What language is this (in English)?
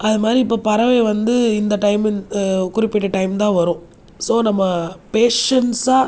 Tamil